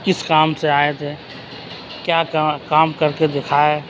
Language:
Urdu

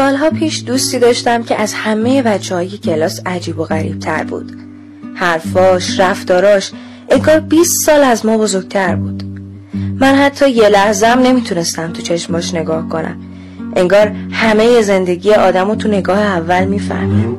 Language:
Persian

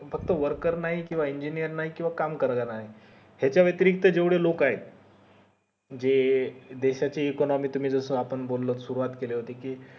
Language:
Marathi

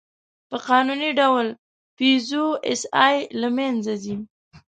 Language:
Pashto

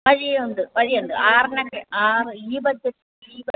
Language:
Malayalam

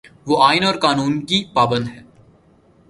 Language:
Urdu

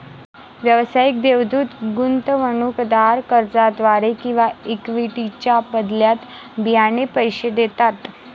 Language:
Marathi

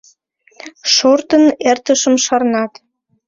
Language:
Mari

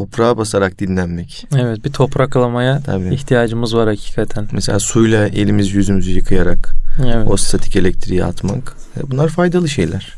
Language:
Turkish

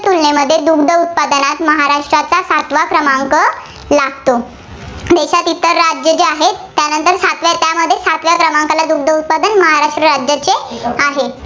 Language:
Marathi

